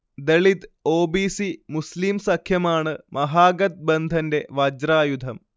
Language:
Malayalam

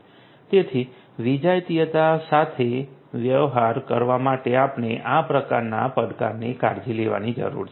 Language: Gujarati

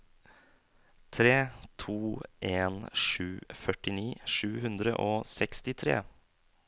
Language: Norwegian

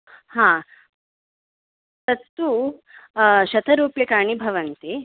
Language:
Sanskrit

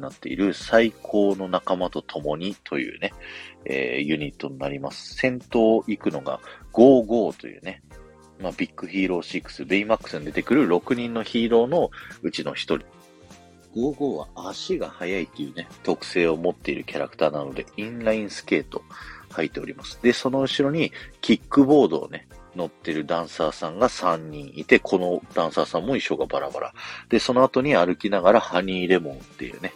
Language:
Japanese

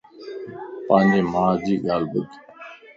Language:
Lasi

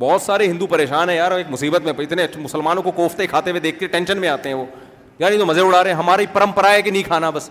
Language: Urdu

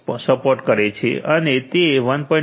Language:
Gujarati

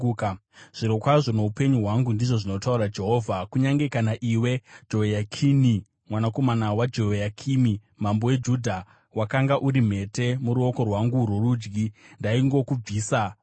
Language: Shona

